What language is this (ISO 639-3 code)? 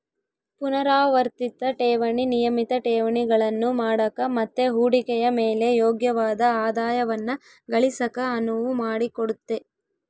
kan